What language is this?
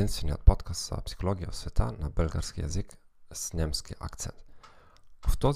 Bulgarian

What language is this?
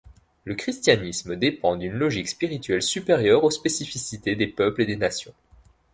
French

